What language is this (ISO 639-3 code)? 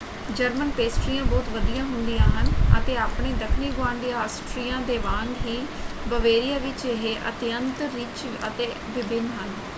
pan